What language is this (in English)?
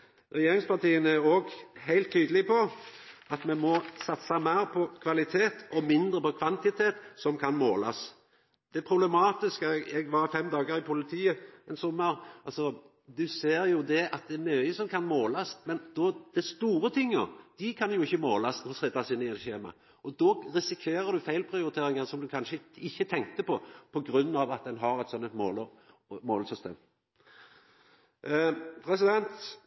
Norwegian Nynorsk